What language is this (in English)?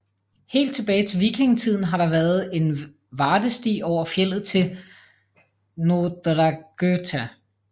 Danish